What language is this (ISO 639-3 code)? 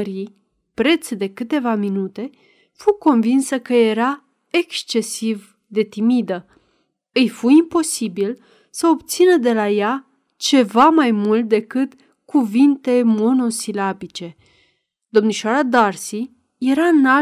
ron